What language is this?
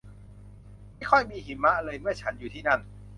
Thai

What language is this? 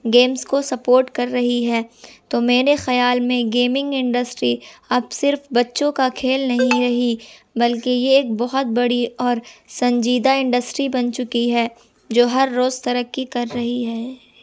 Urdu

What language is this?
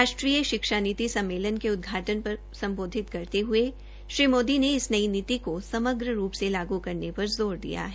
Hindi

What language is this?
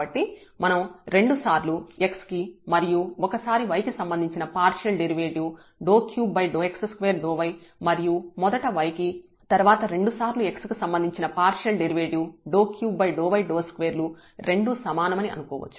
Telugu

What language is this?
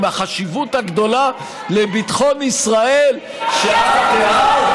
Hebrew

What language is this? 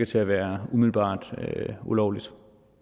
Danish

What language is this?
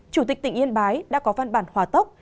Vietnamese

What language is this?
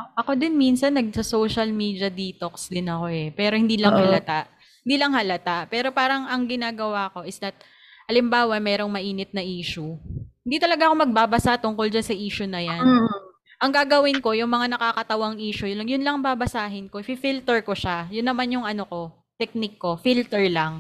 Filipino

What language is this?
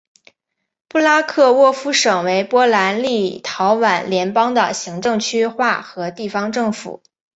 Chinese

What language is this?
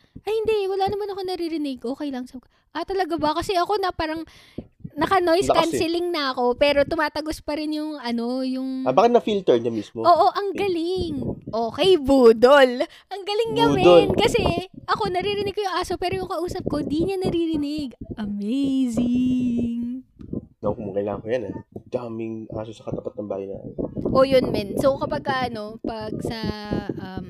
Filipino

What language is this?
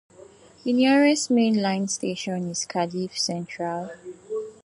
English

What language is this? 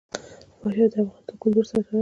Pashto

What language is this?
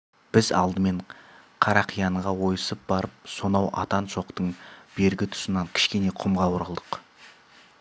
Kazakh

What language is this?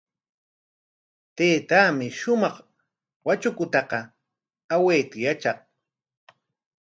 Corongo Ancash Quechua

